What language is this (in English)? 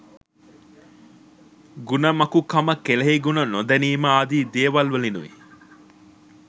Sinhala